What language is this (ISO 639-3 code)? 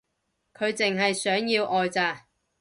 yue